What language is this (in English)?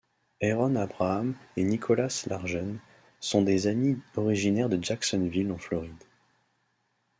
French